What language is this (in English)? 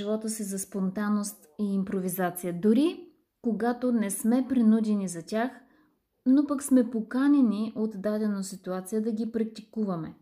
Bulgarian